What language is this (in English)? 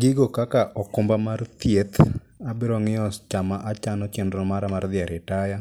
Luo (Kenya and Tanzania)